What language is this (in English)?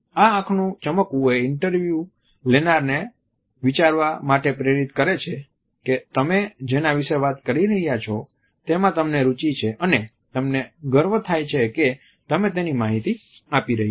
Gujarati